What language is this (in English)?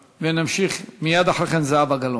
Hebrew